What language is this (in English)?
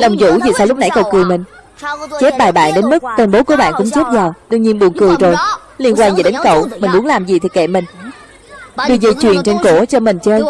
Vietnamese